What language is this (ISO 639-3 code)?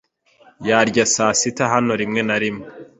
kin